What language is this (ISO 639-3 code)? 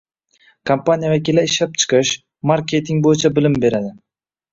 uzb